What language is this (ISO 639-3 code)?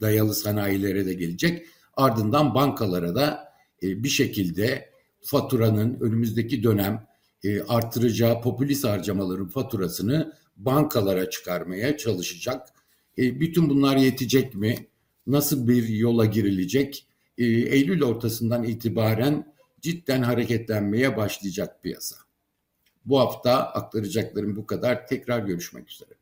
tur